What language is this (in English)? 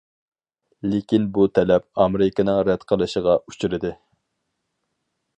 Uyghur